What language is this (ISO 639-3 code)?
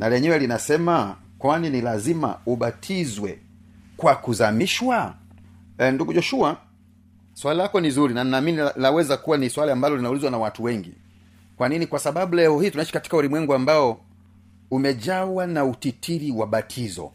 swa